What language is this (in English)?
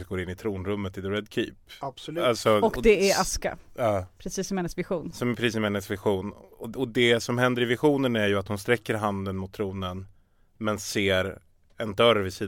Swedish